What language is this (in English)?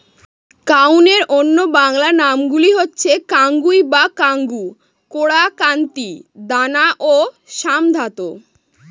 Bangla